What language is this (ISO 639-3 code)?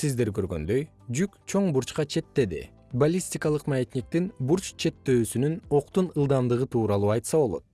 kir